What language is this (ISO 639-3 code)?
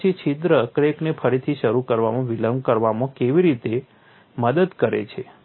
guj